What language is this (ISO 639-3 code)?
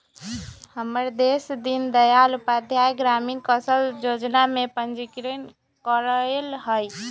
mag